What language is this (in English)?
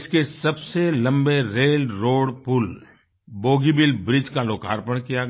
Hindi